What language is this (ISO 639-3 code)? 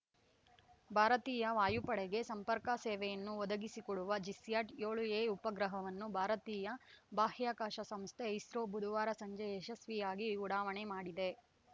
kan